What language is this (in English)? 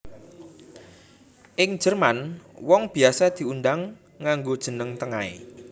Javanese